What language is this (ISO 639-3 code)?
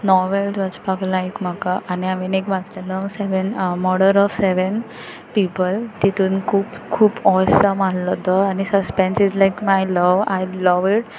kok